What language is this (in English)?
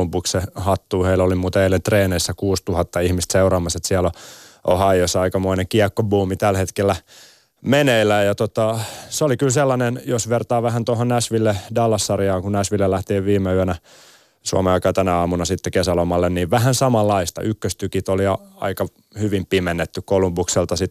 Finnish